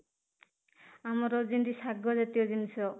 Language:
Odia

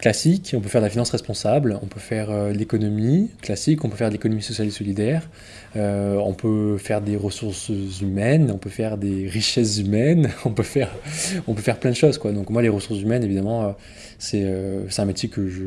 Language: French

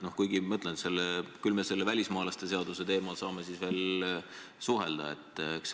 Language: Estonian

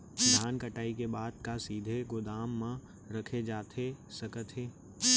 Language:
Chhattisgarhi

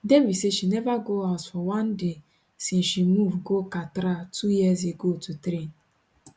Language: Nigerian Pidgin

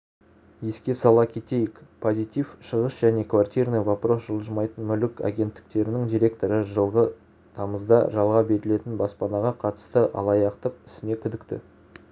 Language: Kazakh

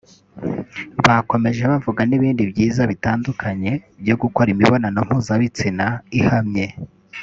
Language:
Kinyarwanda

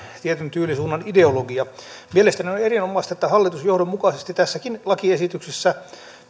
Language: Finnish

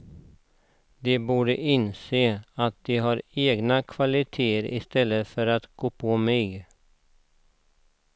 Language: Swedish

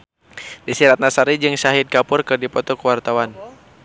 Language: Sundanese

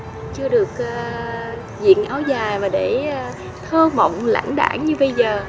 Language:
Vietnamese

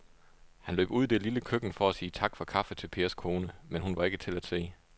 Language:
Danish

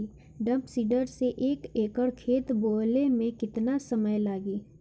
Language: Bhojpuri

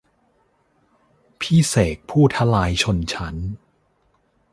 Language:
Thai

